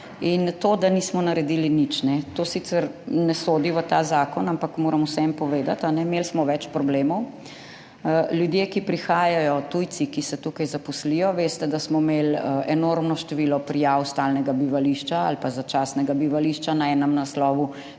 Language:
Slovenian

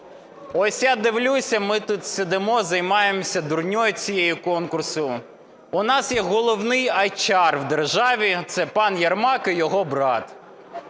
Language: Ukrainian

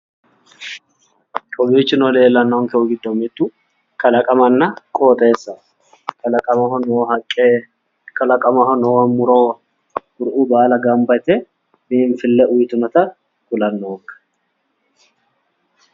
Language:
Sidamo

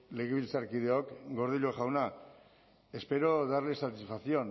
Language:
Basque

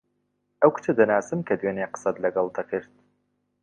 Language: Central Kurdish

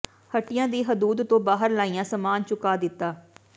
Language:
Punjabi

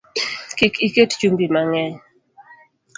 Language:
Luo (Kenya and Tanzania)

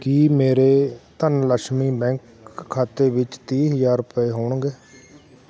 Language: Punjabi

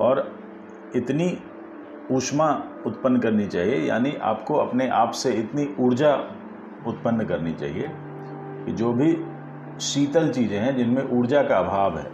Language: Hindi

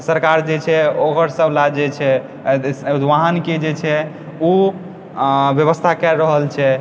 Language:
Maithili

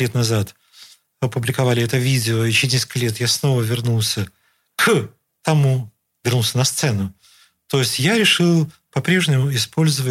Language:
Russian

